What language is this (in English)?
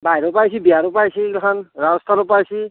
Assamese